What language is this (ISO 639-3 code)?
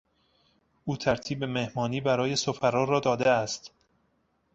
fas